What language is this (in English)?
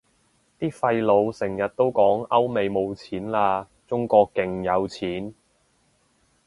Cantonese